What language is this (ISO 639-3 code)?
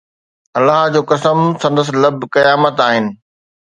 snd